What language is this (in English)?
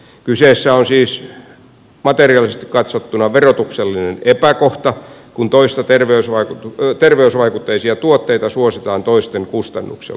Finnish